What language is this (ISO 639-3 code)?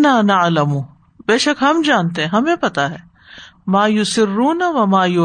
urd